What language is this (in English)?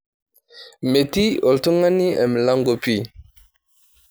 Masai